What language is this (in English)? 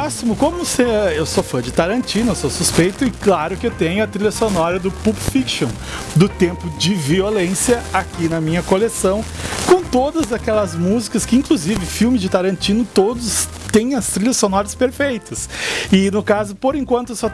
Portuguese